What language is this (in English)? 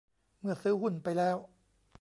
Thai